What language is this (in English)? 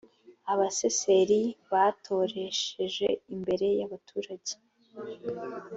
Kinyarwanda